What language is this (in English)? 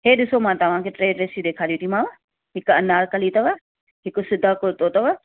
Sindhi